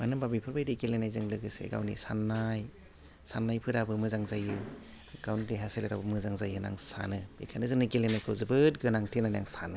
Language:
Bodo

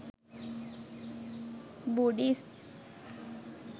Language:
Sinhala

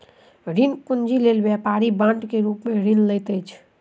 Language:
Maithili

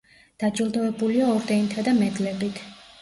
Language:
Georgian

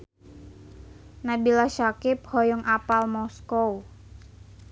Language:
Sundanese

